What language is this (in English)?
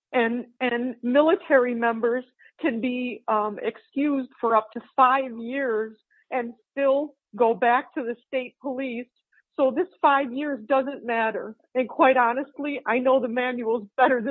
English